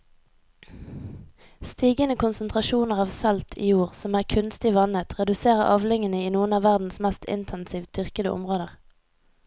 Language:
Norwegian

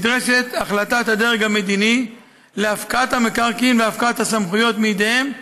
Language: Hebrew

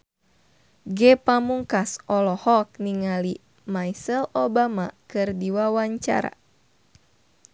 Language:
Sundanese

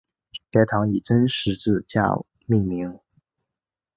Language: Chinese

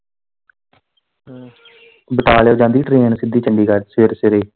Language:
Punjabi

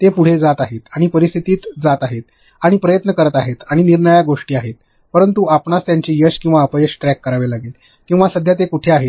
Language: Marathi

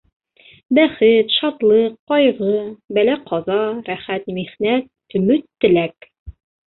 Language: Bashkir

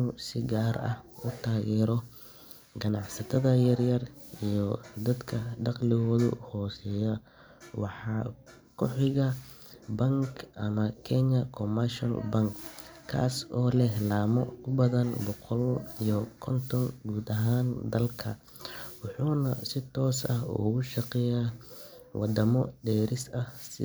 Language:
Somali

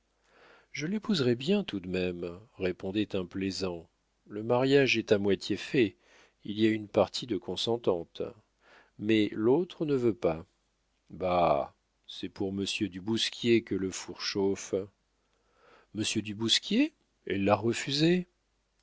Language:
French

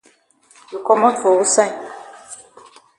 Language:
Cameroon Pidgin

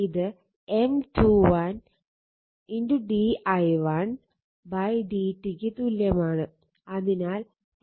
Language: Malayalam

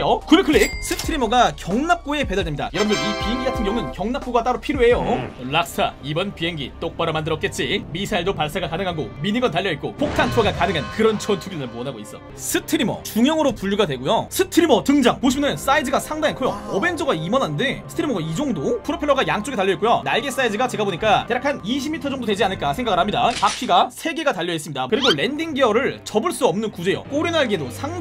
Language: Korean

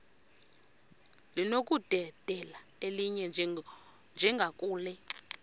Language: Xhosa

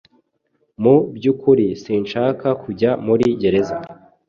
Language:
Kinyarwanda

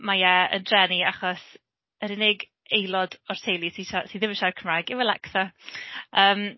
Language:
Welsh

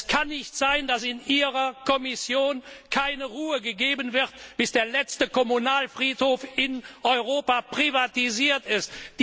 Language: German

